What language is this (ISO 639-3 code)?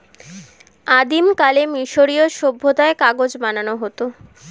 ben